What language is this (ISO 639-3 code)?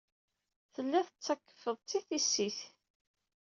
kab